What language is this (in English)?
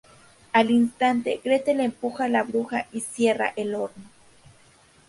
Spanish